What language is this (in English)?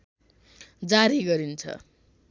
Nepali